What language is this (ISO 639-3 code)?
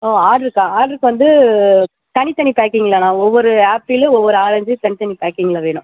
tam